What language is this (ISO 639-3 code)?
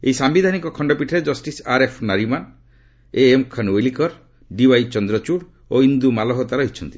ori